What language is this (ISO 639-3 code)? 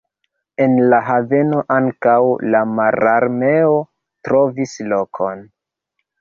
epo